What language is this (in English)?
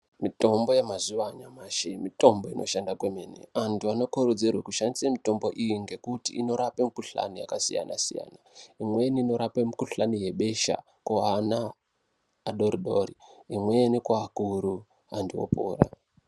Ndau